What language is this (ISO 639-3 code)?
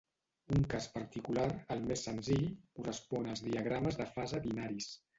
cat